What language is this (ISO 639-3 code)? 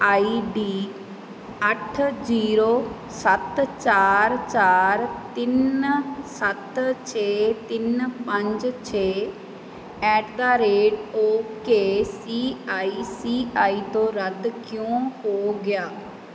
pan